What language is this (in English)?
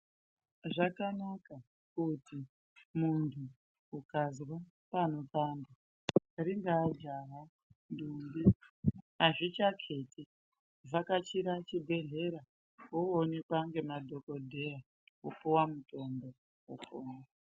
Ndau